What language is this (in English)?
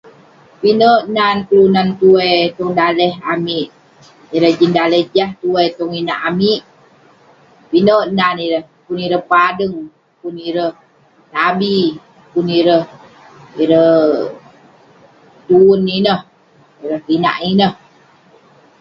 Western Penan